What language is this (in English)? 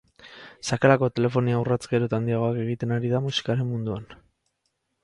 Basque